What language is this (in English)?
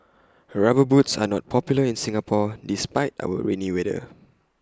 English